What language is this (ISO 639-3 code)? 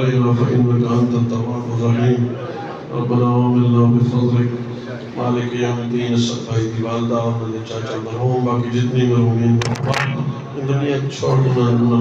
ara